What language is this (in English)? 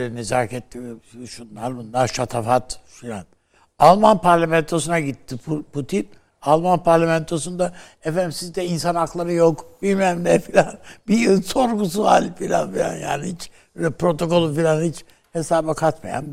Turkish